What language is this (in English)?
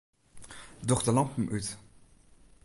Western Frisian